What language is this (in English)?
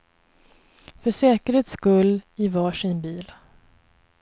Swedish